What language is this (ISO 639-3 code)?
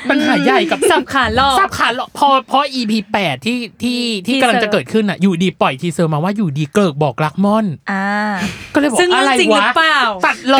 tha